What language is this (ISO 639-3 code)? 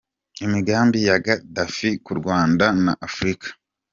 kin